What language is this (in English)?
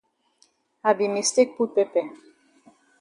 Cameroon Pidgin